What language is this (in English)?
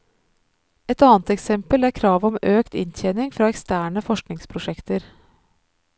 Norwegian